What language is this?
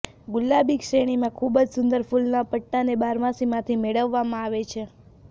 Gujarati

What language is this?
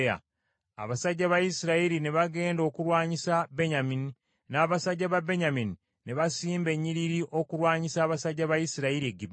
Ganda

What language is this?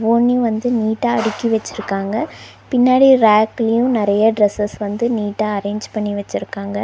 Tamil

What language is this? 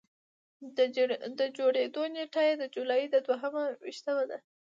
Pashto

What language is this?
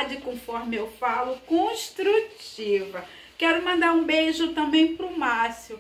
Portuguese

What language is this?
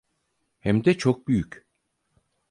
Turkish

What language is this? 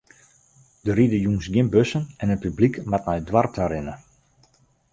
Western Frisian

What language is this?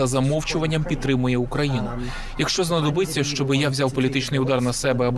Ukrainian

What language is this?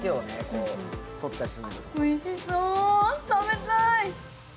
Japanese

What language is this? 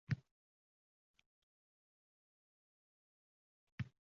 Uzbek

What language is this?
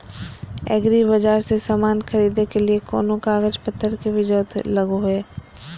Magahi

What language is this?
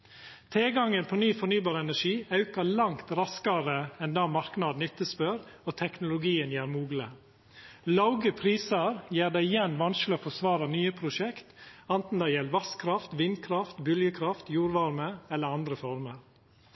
Norwegian Nynorsk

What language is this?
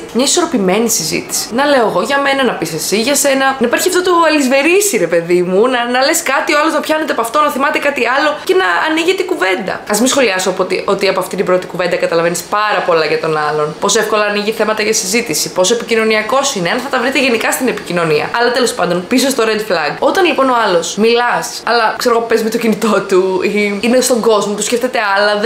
Greek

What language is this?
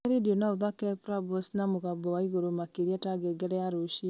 Kikuyu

